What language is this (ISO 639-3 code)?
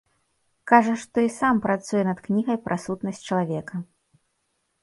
bel